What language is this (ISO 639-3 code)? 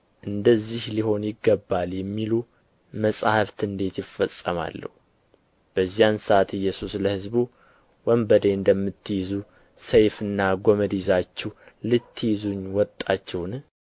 amh